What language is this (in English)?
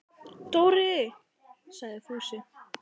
Icelandic